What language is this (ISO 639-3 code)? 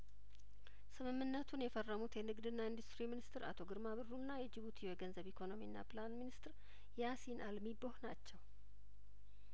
amh